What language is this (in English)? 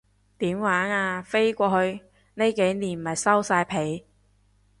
Cantonese